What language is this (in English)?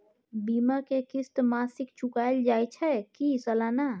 Maithili